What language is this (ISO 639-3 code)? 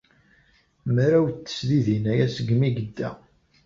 kab